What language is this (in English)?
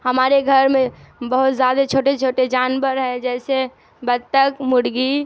Urdu